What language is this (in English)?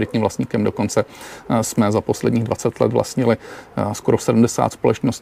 Czech